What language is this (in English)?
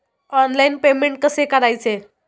Marathi